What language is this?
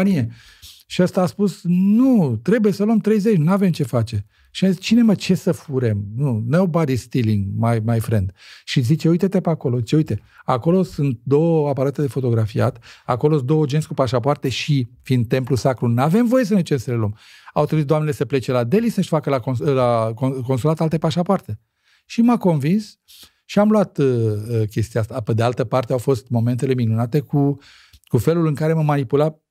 Romanian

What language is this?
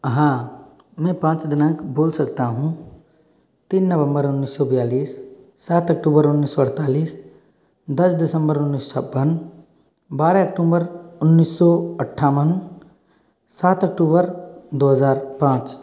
Hindi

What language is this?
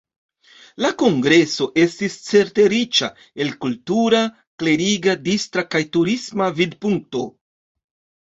Esperanto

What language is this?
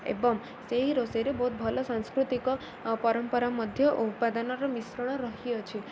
Odia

